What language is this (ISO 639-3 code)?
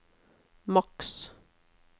nor